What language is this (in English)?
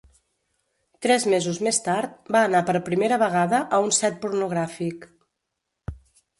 Catalan